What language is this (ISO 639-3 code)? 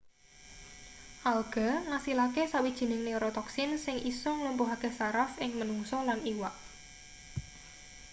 jav